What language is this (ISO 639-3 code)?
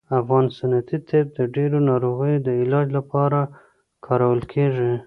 pus